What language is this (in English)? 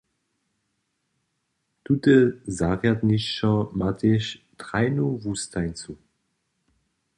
Upper Sorbian